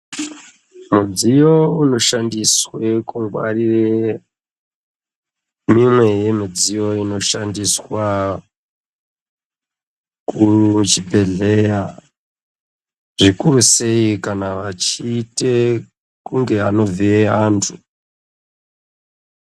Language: Ndau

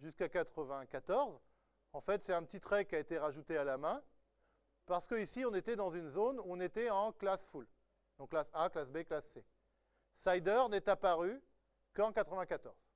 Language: French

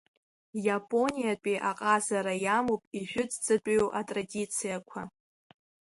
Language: Abkhazian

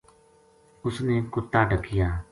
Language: Gujari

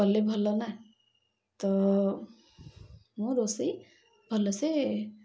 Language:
Odia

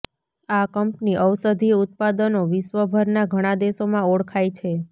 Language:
Gujarati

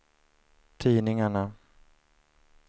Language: Swedish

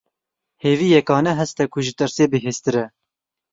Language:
Kurdish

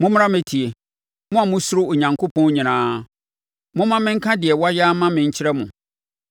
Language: Akan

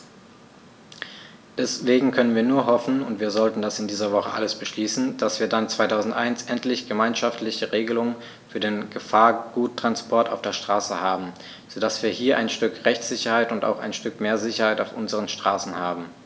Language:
German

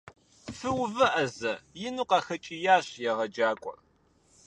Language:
Kabardian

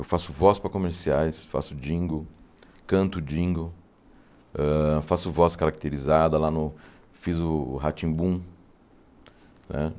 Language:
Portuguese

